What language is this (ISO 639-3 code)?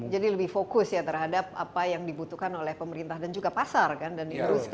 ind